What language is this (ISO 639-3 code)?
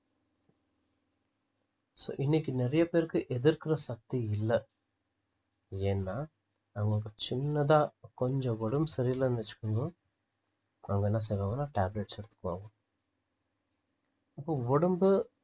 tam